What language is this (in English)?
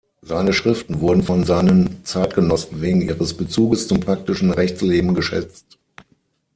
German